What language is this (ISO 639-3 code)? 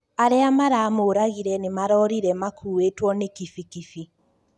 kik